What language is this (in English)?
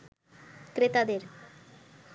Bangla